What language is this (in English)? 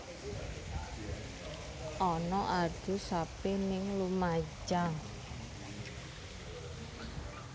Javanese